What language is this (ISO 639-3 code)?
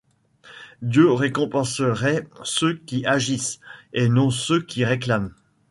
fra